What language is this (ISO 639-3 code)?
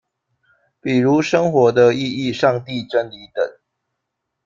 zho